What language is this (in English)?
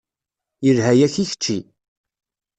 Kabyle